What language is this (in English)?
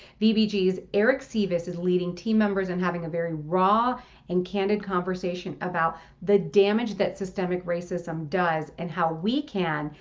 English